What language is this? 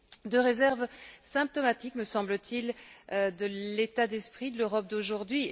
French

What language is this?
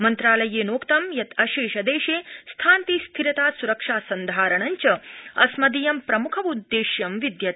Sanskrit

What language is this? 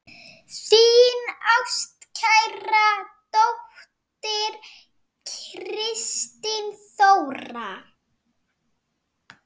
Icelandic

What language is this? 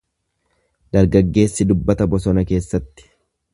Oromo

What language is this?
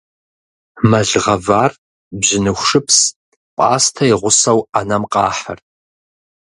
Kabardian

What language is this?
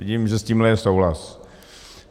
Czech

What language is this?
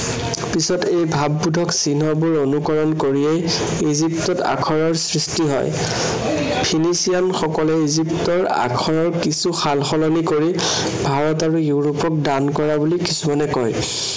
Assamese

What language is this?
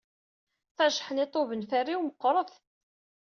Kabyle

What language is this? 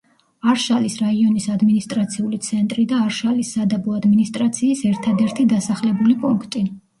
Georgian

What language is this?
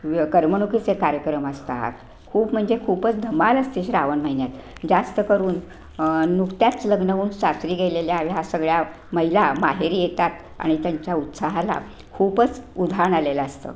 Marathi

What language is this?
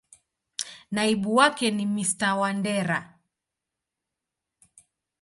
Swahili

